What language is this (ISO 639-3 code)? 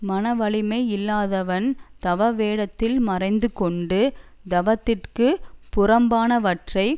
tam